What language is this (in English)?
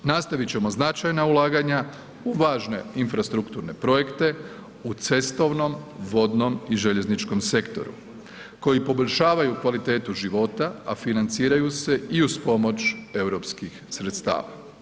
Croatian